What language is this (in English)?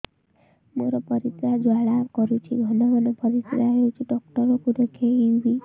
Odia